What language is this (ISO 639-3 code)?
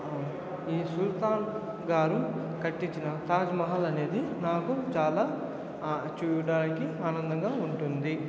tel